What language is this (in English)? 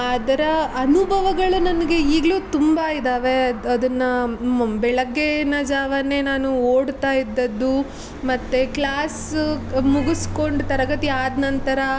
Kannada